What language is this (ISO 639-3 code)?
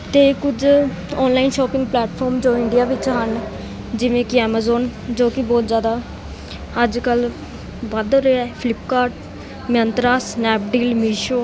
pan